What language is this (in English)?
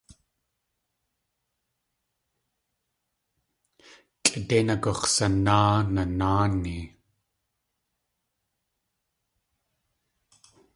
Tlingit